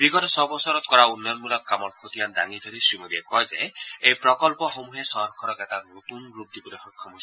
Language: Assamese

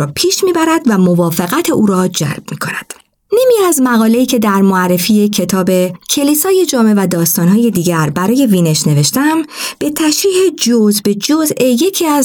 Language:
Persian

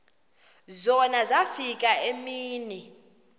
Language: Xhosa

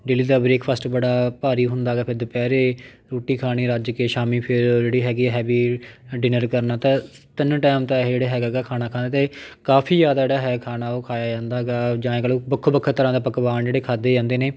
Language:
Punjabi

